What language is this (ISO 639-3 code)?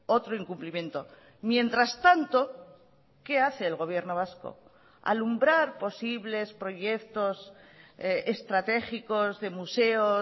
spa